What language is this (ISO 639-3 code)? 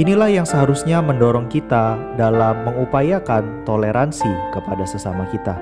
ind